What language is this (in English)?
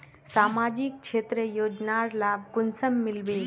Magahi